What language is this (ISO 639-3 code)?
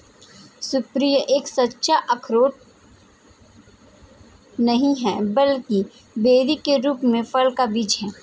hin